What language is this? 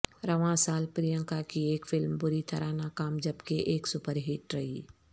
Urdu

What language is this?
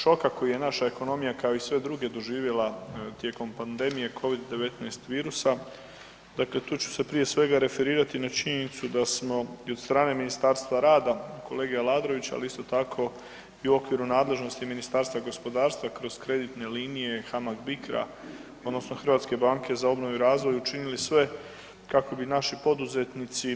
Croatian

